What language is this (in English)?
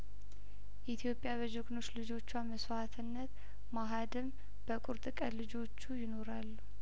Amharic